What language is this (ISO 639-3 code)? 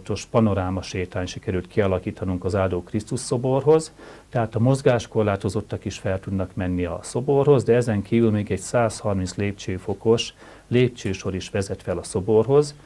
hun